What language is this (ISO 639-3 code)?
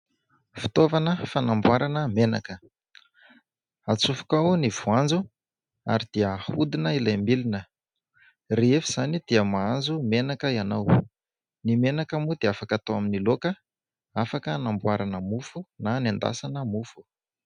mlg